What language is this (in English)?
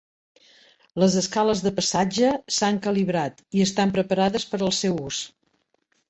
Catalan